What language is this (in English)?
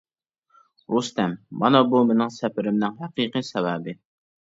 Uyghur